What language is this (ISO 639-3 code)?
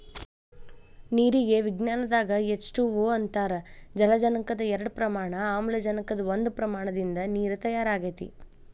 kan